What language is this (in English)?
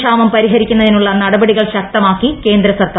Malayalam